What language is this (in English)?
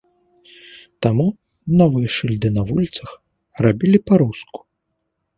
Belarusian